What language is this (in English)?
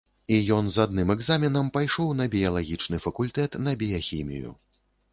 Belarusian